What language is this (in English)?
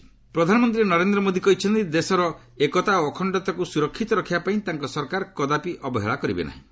Odia